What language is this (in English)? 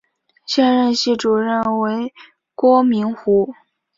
Chinese